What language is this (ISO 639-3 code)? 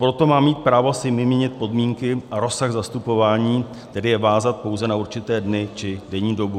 ces